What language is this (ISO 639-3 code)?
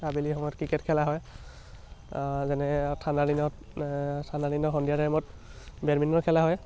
asm